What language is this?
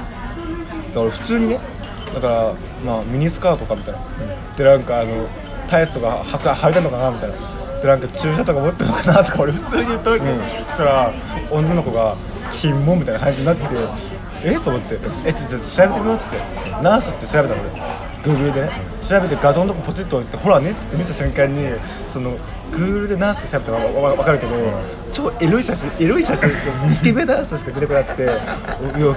Japanese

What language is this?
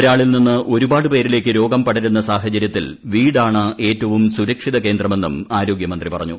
Malayalam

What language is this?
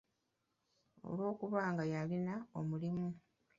Ganda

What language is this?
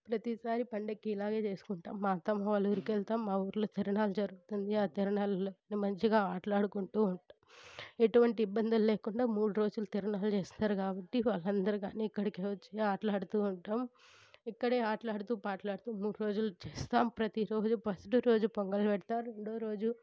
Telugu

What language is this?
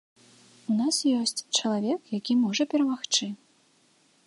Belarusian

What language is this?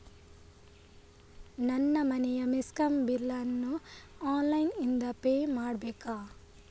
Kannada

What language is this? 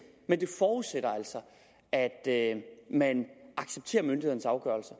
Danish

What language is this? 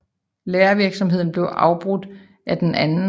Danish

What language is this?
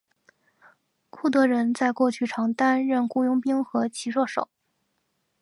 Chinese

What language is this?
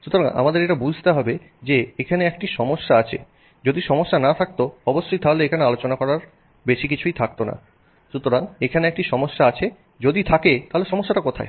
Bangla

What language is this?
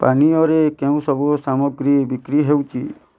Odia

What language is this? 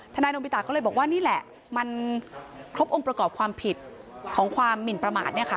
Thai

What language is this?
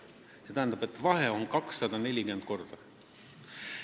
Estonian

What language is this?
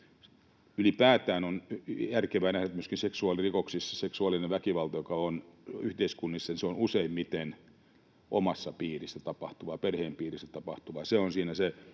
Finnish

